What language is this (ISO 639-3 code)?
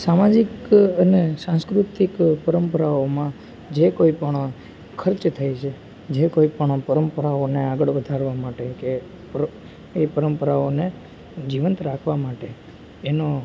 guj